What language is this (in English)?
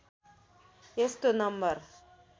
Nepali